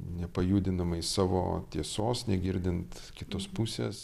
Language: Lithuanian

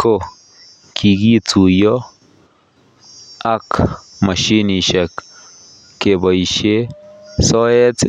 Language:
Kalenjin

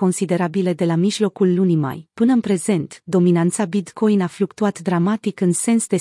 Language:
Romanian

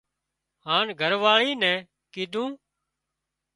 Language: Wadiyara Koli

